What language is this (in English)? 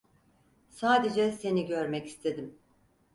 Turkish